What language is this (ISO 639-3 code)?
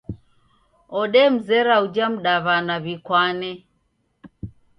dav